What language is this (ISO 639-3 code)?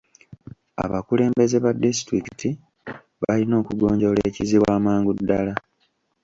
lug